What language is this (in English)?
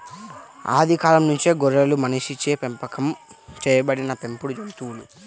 Telugu